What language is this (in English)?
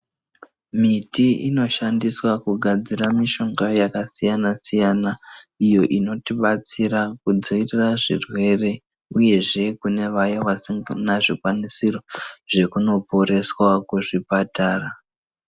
Ndau